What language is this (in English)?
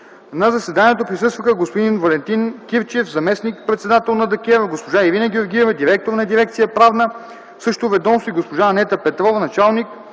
Bulgarian